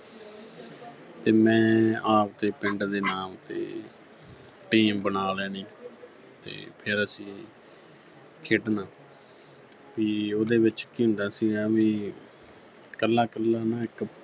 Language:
Punjabi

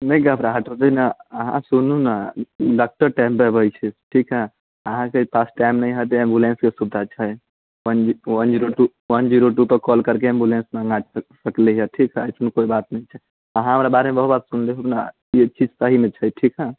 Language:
Maithili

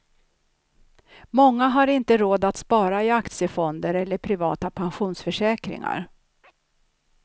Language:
Swedish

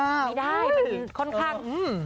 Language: Thai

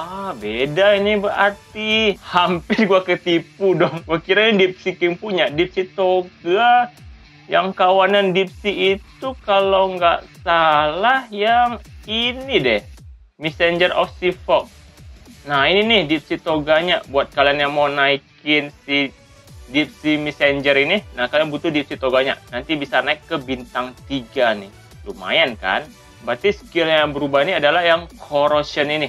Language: Indonesian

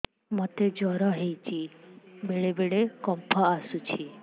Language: Odia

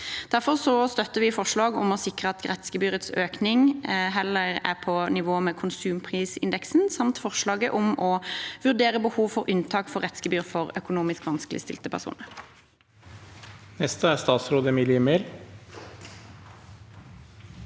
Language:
Norwegian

